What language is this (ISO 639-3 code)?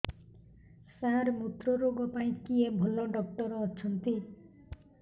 ori